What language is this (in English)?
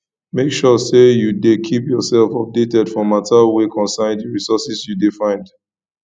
Nigerian Pidgin